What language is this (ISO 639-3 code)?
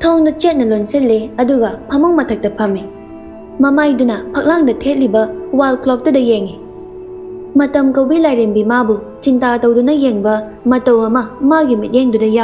vie